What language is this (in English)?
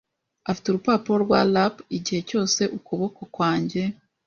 Kinyarwanda